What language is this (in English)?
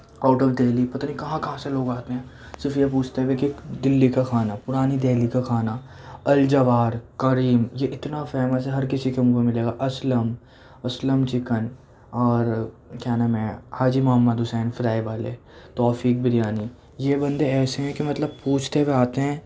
Urdu